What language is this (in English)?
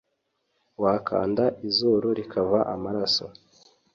Kinyarwanda